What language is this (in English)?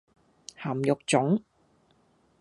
Cantonese